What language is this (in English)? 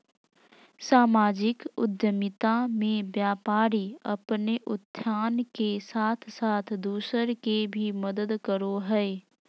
Magahi